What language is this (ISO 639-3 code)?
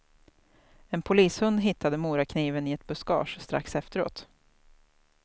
swe